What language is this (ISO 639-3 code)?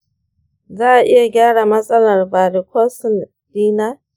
hau